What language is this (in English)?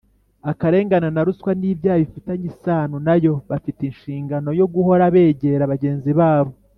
Kinyarwanda